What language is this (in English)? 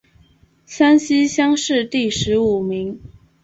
Chinese